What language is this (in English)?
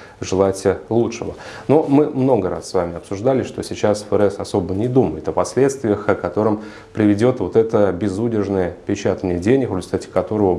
Russian